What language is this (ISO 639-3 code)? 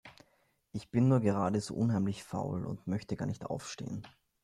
deu